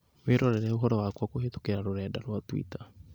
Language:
Kikuyu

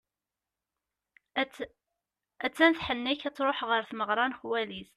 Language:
Kabyle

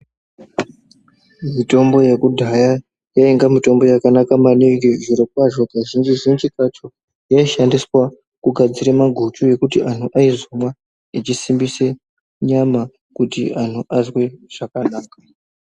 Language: Ndau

